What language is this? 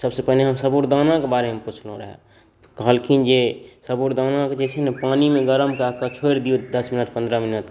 Maithili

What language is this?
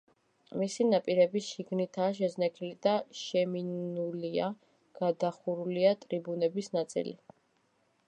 Georgian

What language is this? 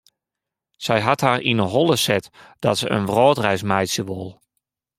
Western Frisian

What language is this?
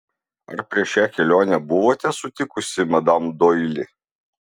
Lithuanian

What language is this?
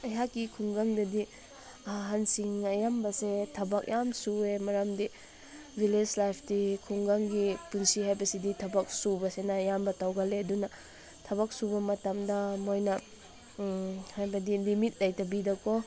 Manipuri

